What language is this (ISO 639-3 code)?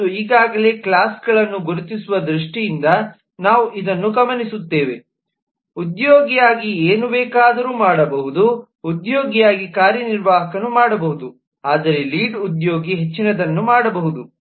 kan